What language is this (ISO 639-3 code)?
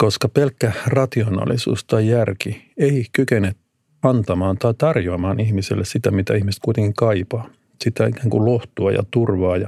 fin